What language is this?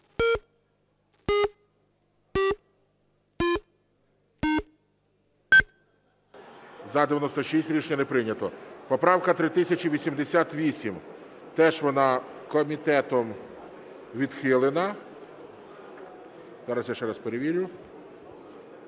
Ukrainian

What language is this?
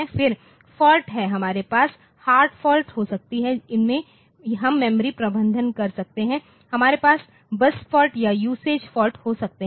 Hindi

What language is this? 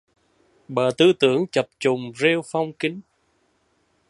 Vietnamese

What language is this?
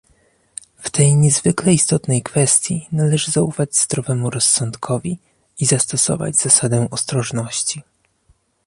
Polish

